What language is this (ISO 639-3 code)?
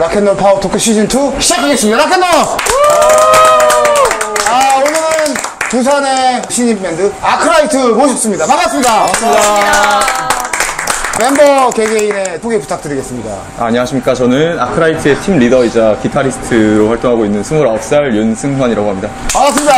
kor